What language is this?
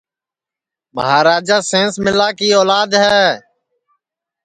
Sansi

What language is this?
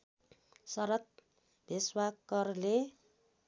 Nepali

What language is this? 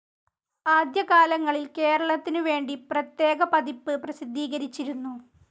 Malayalam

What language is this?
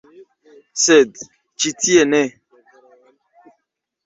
Esperanto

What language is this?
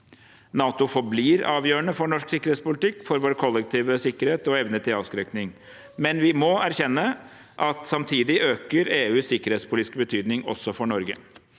Norwegian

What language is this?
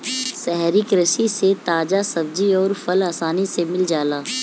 Bhojpuri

